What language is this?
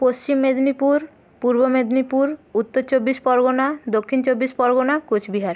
Bangla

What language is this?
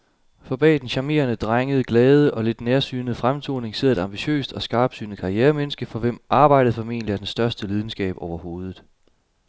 Danish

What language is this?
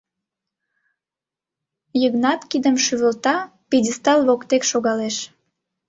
Mari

